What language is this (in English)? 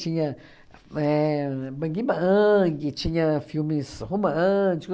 Portuguese